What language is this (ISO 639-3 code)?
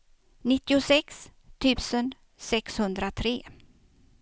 swe